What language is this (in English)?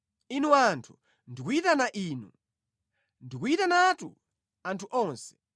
Nyanja